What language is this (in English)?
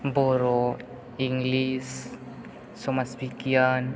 Bodo